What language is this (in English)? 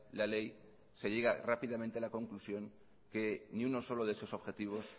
Spanish